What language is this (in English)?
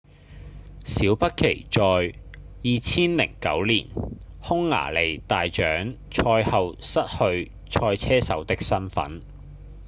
Cantonese